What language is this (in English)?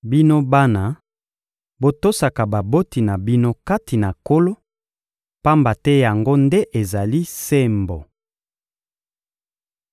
Lingala